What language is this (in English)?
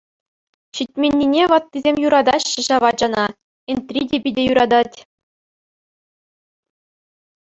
Chuvash